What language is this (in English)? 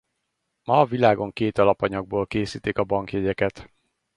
Hungarian